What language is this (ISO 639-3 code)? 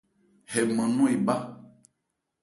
ebr